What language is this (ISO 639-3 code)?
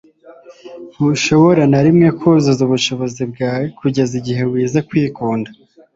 kin